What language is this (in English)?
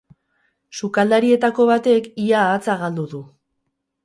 Basque